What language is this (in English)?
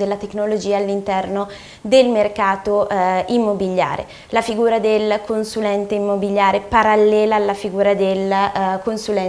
Italian